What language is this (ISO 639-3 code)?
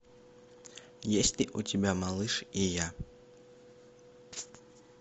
rus